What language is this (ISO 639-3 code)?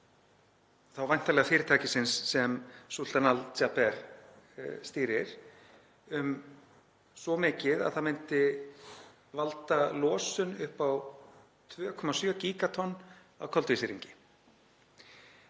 isl